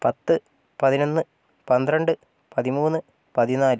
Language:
Malayalam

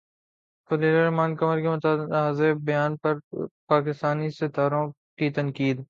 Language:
Urdu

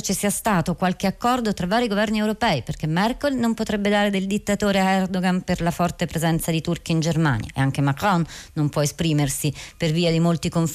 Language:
Italian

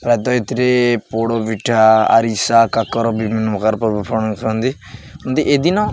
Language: Odia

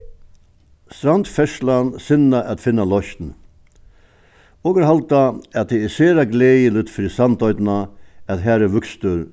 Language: Faroese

